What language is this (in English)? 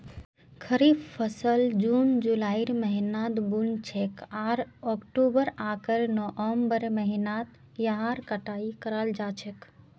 Magahi